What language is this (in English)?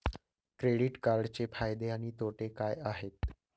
Marathi